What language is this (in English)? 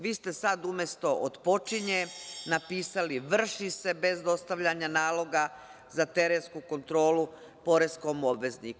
Serbian